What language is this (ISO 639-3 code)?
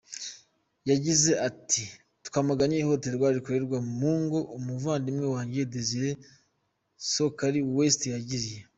kin